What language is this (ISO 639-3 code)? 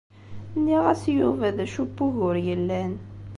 kab